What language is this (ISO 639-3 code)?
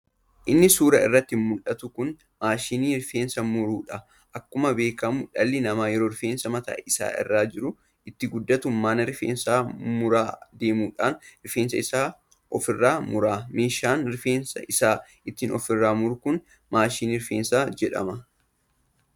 orm